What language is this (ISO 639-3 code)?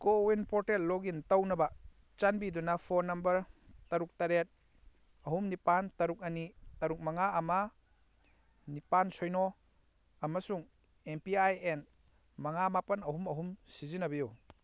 mni